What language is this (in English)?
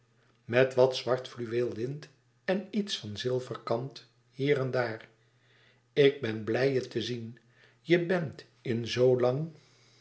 Dutch